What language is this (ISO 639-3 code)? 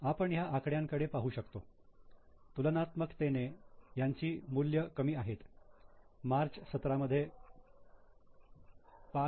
mar